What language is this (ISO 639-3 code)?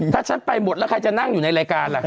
tha